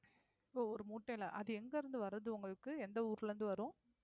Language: Tamil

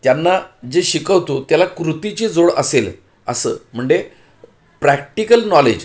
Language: Marathi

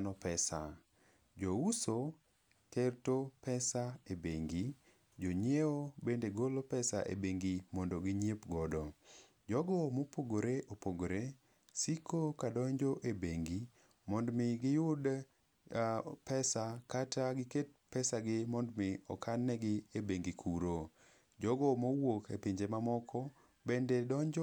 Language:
Luo (Kenya and Tanzania)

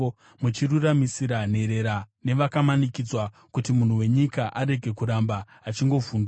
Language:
Shona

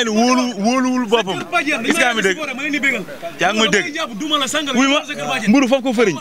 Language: Indonesian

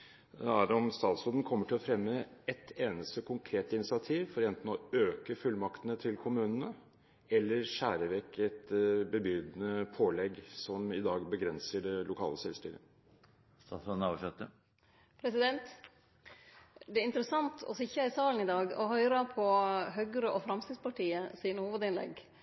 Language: Norwegian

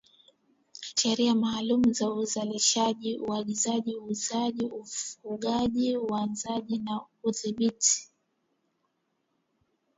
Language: Swahili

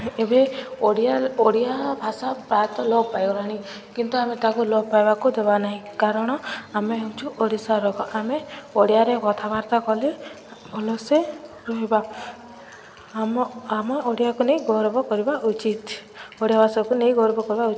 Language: Odia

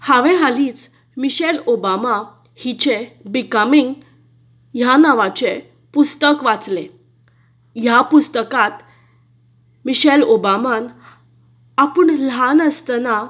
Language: Konkani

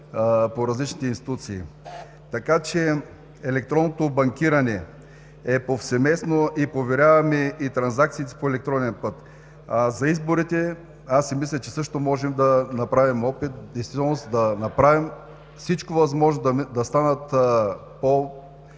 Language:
Bulgarian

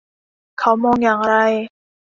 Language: Thai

